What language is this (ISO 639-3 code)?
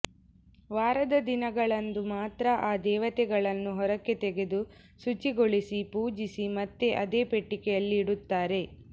kan